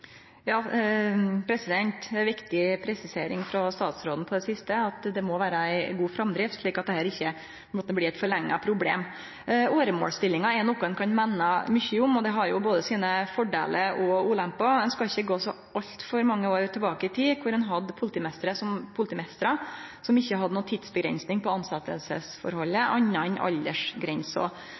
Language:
Norwegian Nynorsk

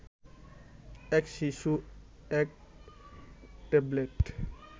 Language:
Bangla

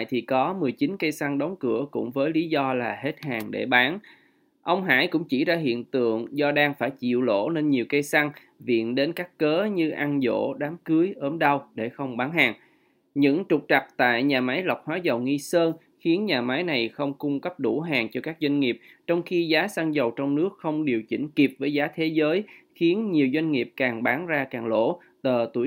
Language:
Vietnamese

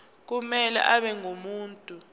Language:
Zulu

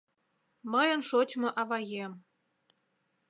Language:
Mari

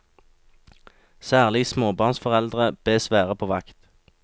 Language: Norwegian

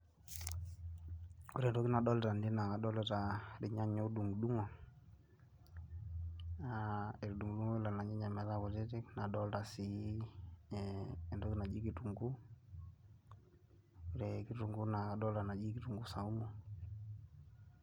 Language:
Masai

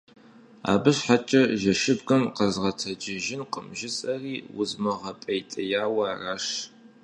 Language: Kabardian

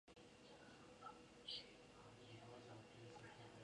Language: Chinese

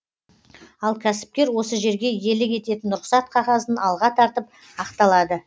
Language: Kazakh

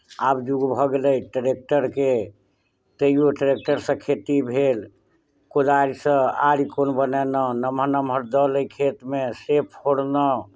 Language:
Maithili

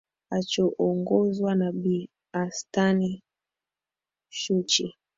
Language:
Swahili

